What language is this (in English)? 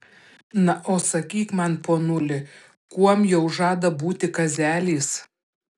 Lithuanian